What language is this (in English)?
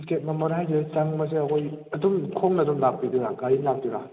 Manipuri